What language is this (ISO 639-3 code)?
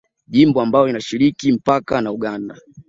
swa